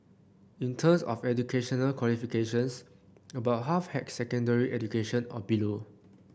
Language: English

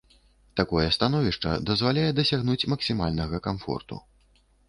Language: Belarusian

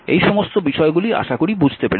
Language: Bangla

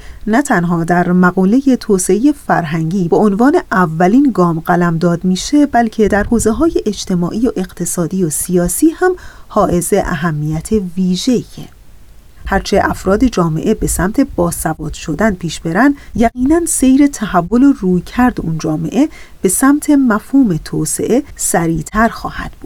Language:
Persian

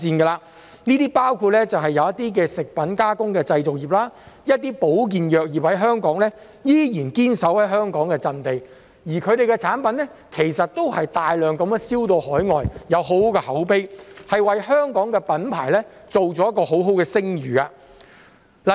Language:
Cantonese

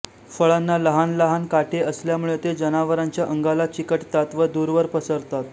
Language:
Marathi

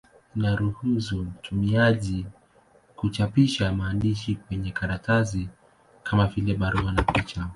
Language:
Swahili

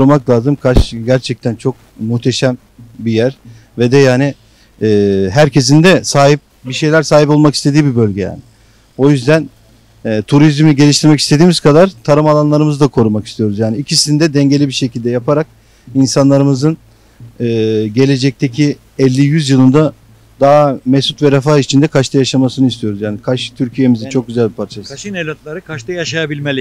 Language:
Turkish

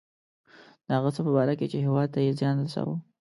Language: Pashto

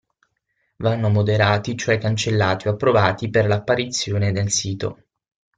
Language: Italian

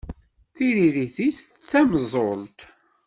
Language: Kabyle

